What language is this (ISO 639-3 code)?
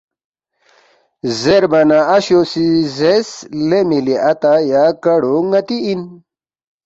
bft